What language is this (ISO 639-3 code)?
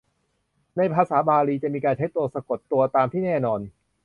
tha